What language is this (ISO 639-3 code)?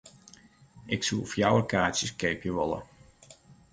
fry